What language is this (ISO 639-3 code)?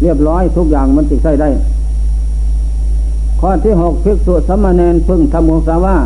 tha